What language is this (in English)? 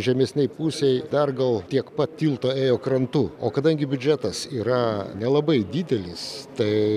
Lithuanian